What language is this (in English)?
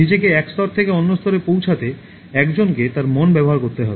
Bangla